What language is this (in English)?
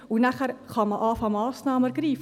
Swiss German